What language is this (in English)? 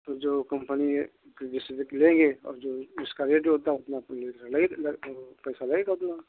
Hindi